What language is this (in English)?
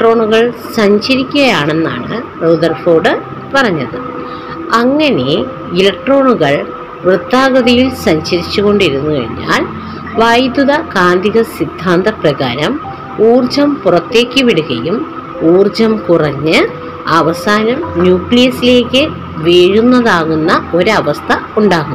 Malayalam